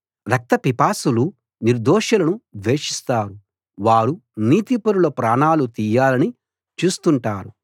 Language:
Telugu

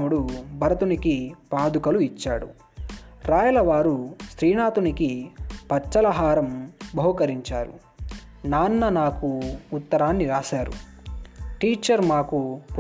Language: Telugu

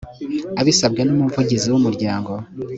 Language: Kinyarwanda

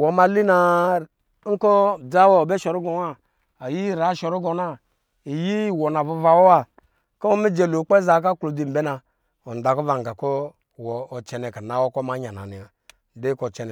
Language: Lijili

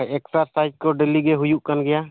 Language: Santali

